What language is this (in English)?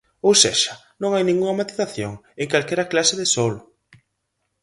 Galician